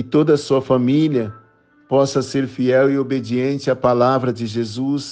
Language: Portuguese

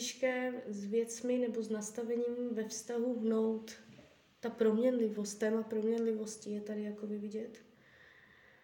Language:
Czech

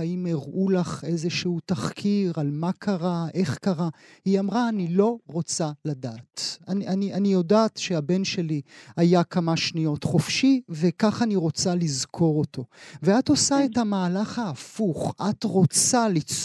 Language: Hebrew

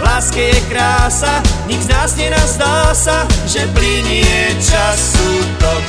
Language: Croatian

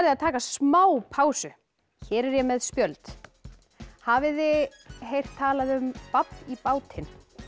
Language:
Icelandic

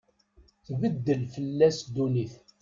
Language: Kabyle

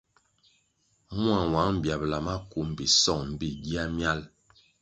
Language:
Kwasio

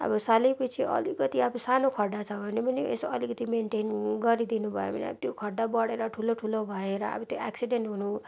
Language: Nepali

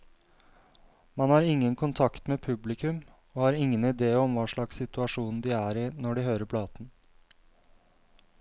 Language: Norwegian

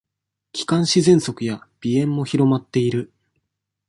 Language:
Japanese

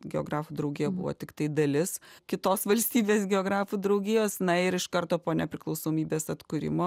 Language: Lithuanian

